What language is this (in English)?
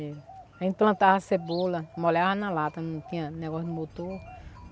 Portuguese